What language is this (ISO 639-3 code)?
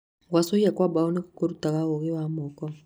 kik